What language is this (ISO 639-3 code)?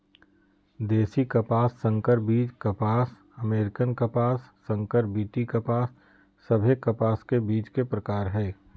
mag